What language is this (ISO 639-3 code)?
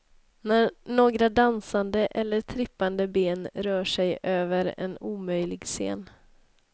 swe